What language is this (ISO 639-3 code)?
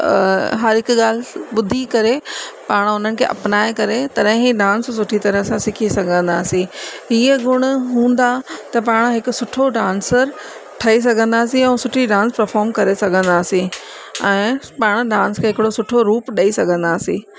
snd